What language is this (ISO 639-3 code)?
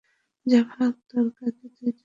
ben